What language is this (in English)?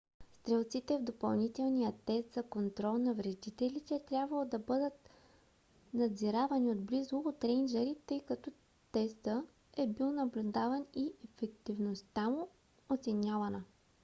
Bulgarian